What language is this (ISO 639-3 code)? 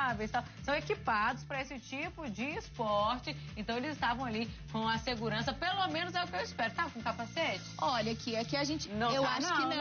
por